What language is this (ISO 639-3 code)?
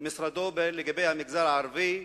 heb